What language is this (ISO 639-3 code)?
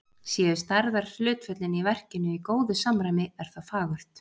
isl